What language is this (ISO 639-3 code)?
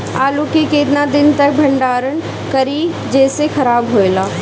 bho